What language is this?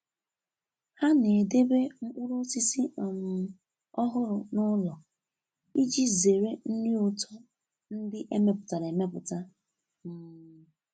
Igbo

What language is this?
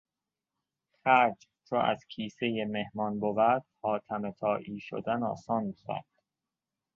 Persian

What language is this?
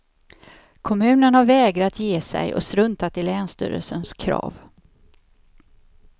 Swedish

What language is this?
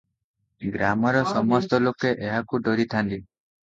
Odia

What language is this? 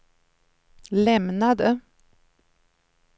Swedish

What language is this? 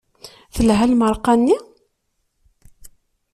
Kabyle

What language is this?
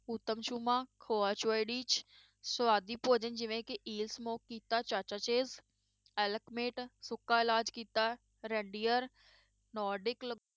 Punjabi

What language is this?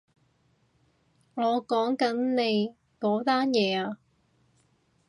Cantonese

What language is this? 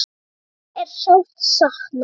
Icelandic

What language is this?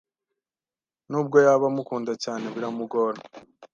Kinyarwanda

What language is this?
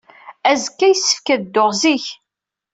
Kabyle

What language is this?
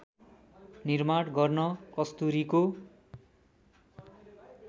Nepali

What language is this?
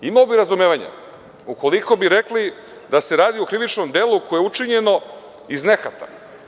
Serbian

